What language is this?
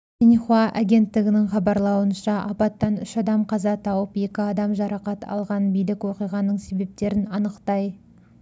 Kazakh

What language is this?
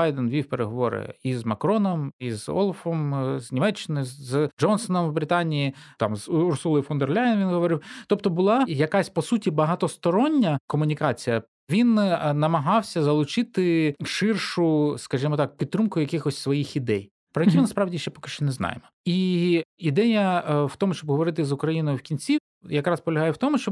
Ukrainian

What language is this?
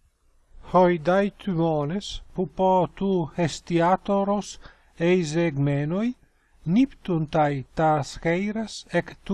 Greek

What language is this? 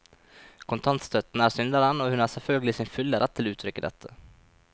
Norwegian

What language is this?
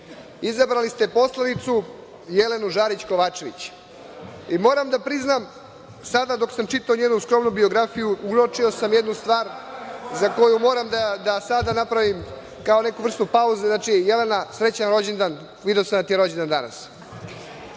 Serbian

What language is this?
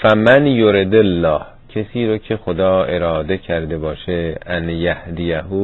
Persian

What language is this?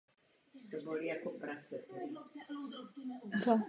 Czech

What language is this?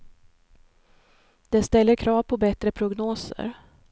Swedish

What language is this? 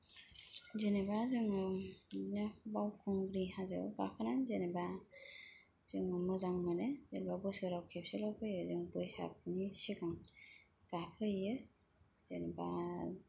Bodo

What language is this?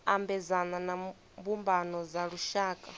Venda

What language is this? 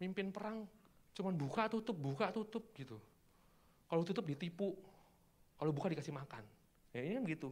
Indonesian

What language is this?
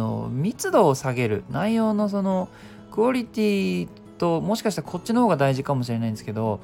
Japanese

